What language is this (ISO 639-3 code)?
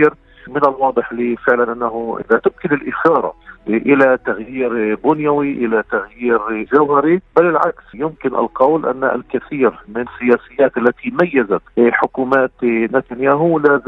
ara